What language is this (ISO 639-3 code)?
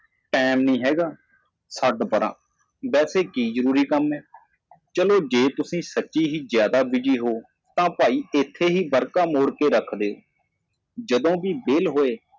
pan